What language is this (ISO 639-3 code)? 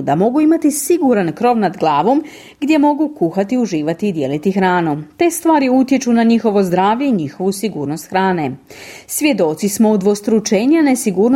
hrv